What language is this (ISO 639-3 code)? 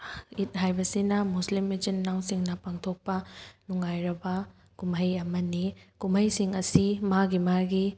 mni